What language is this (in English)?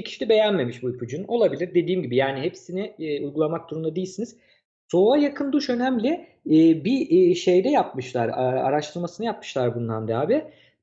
Turkish